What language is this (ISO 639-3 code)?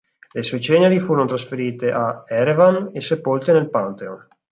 ita